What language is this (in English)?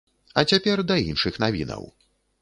Belarusian